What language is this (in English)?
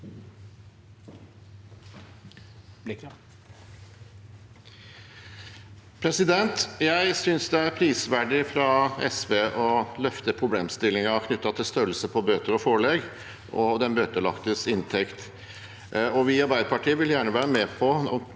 Norwegian